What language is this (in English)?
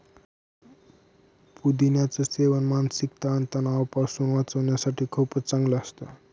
Marathi